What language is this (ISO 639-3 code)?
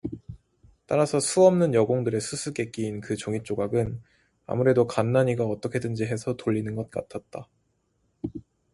kor